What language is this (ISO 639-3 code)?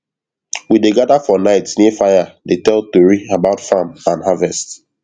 pcm